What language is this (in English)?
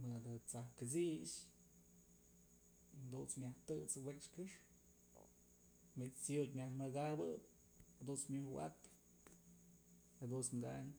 Mazatlán Mixe